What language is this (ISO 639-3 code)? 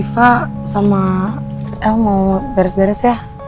ind